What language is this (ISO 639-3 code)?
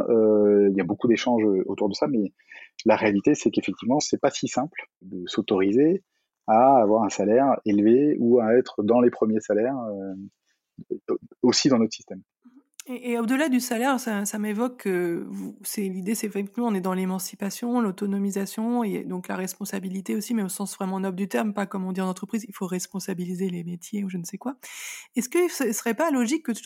fra